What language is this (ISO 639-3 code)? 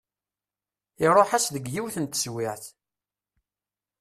kab